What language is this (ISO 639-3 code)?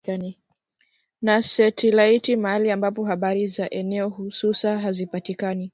swa